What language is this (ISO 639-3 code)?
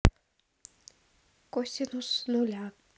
rus